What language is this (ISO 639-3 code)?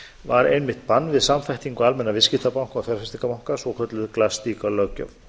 isl